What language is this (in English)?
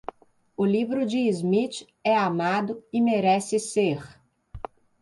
Portuguese